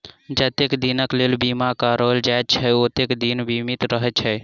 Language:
Maithili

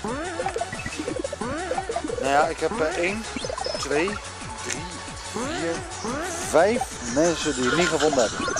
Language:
Dutch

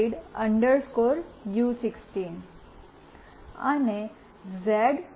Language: Gujarati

